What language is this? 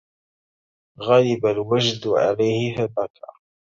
Arabic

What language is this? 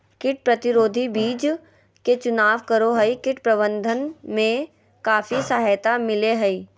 Magahi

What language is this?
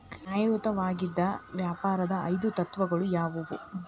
Kannada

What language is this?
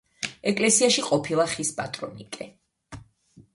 Georgian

